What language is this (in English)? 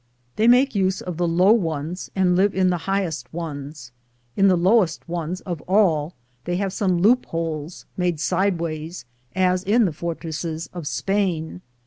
English